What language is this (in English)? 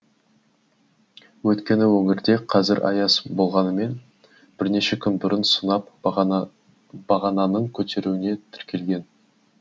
Kazakh